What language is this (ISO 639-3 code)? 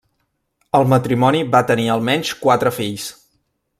cat